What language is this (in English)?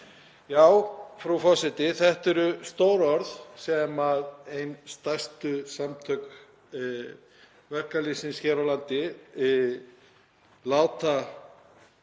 Icelandic